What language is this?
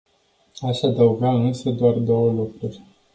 Romanian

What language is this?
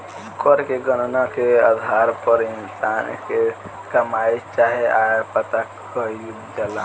Bhojpuri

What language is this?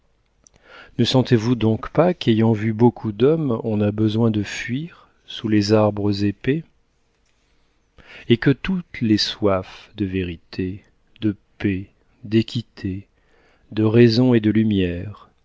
French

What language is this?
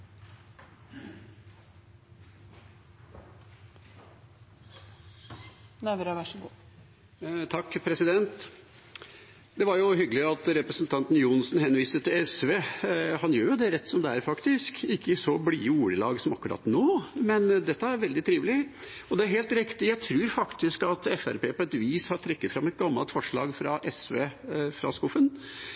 Norwegian Bokmål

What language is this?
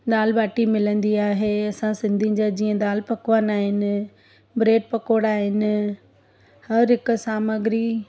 Sindhi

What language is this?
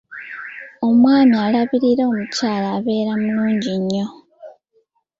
Ganda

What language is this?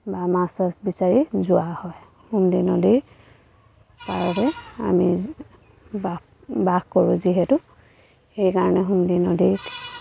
Assamese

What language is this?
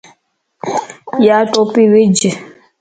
Lasi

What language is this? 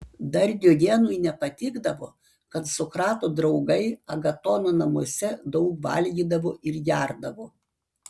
Lithuanian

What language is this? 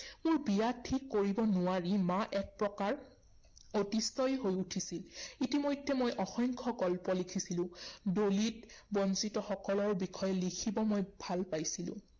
Assamese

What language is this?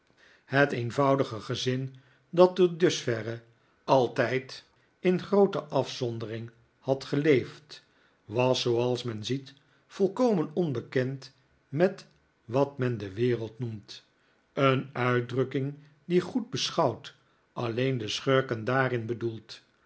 Dutch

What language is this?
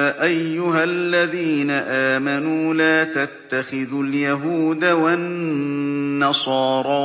Arabic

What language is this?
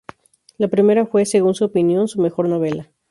Spanish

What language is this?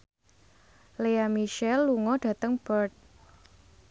Javanese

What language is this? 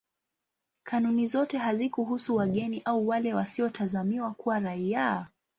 Swahili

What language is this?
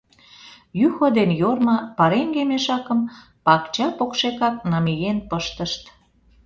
Mari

